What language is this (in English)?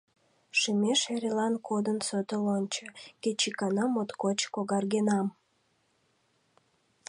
Mari